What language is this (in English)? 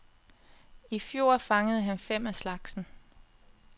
Danish